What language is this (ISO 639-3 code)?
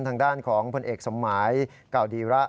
tha